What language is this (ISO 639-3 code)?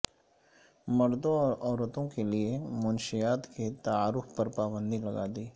urd